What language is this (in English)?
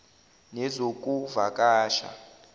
Zulu